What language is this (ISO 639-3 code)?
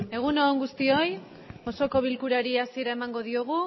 eus